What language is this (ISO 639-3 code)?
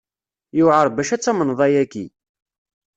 kab